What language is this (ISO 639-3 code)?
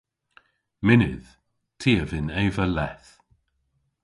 cor